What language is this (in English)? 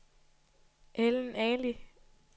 Danish